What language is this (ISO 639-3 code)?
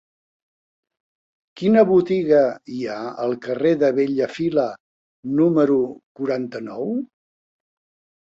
cat